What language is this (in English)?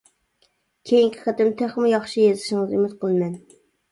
Uyghur